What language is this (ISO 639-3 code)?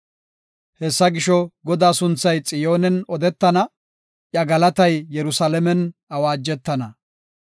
gof